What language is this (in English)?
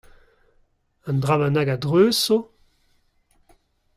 Breton